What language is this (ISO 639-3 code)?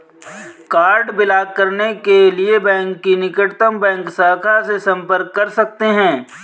hin